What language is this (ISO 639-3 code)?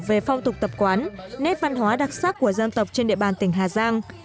vie